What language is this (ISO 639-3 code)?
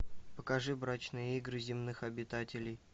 rus